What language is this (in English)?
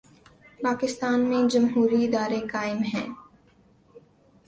Urdu